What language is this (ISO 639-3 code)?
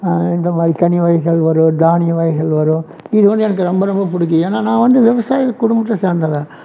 tam